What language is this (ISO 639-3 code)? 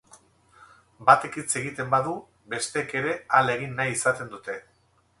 eus